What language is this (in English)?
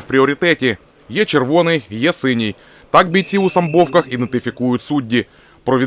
Ukrainian